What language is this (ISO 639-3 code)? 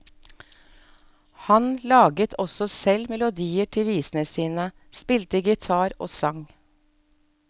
nor